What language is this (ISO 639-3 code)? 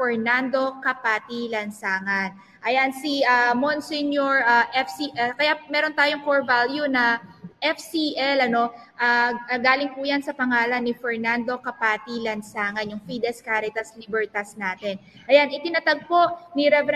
fil